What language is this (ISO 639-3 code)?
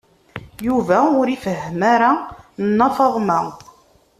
kab